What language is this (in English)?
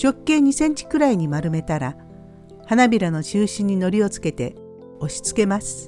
Japanese